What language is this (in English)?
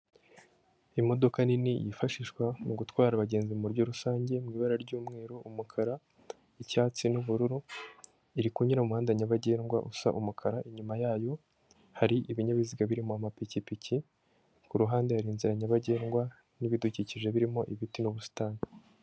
Kinyarwanda